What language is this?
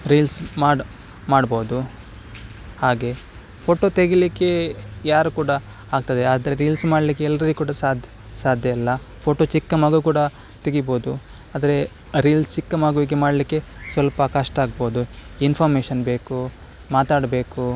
Kannada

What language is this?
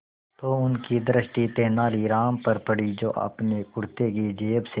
Hindi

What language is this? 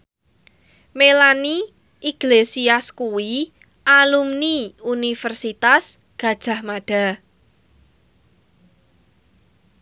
Javanese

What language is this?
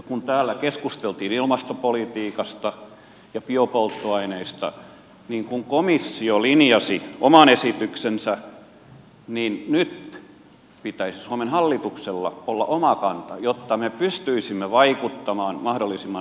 Finnish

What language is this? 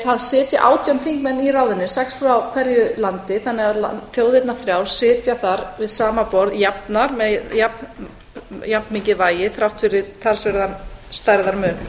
Icelandic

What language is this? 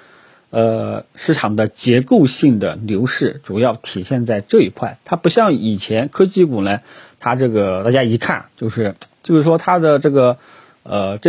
Chinese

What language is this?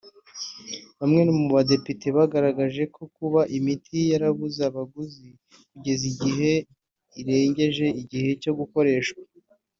Kinyarwanda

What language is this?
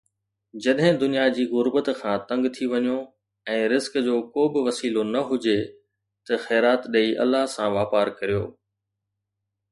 Sindhi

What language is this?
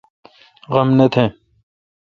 Kalkoti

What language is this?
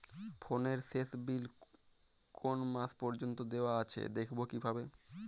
Bangla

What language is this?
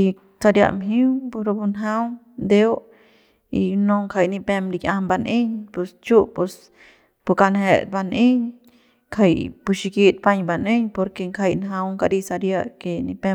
Central Pame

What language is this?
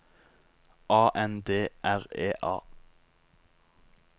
Norwegian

